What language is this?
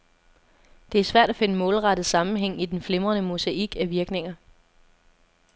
Danish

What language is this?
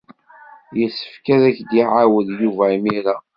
Kabyle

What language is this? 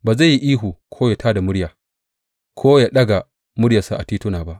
Hausa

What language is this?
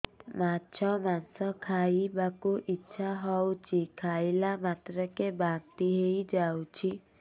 Odia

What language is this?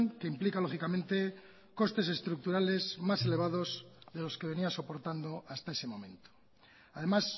Spanish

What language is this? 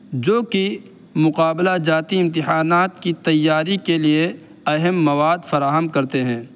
Urdu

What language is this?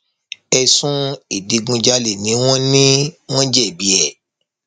Yoruba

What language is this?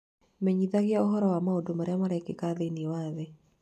Kikuyu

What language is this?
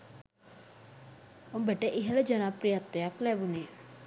Sinhala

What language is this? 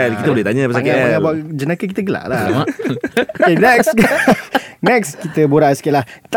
Malay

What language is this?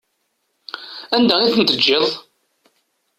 Kabyle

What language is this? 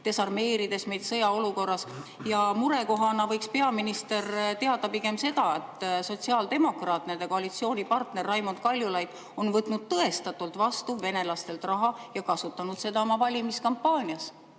Estonian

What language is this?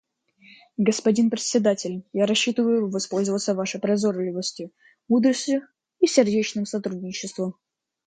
Russian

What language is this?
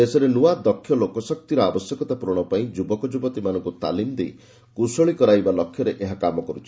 Odia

